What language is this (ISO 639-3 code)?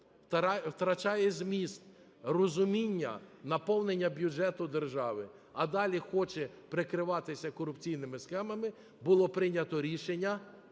ukr